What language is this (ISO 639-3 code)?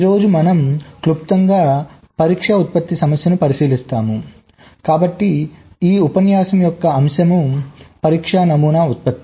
tel